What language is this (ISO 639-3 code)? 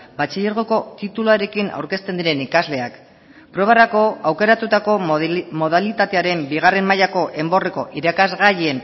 eus